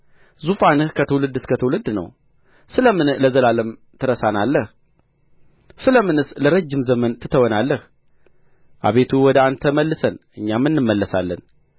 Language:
Amharic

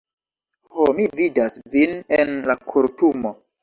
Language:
Esperanto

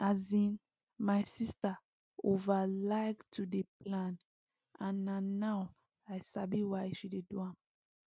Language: Nigerian Pidgin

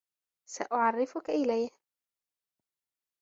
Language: Arabic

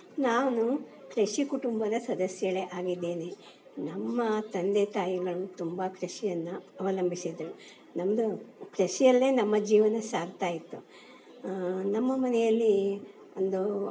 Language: Kannada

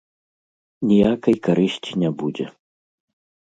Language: Belarusian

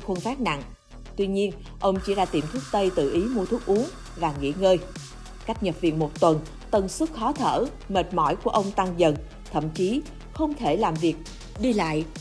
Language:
Vietnamese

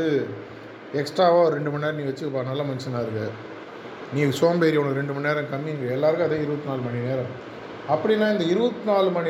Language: Tamil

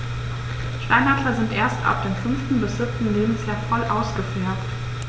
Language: German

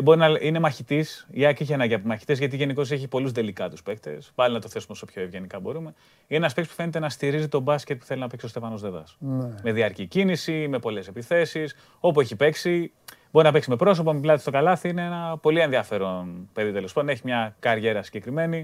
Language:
Greek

